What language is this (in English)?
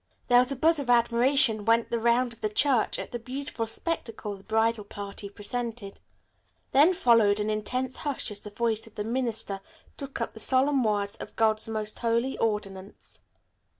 English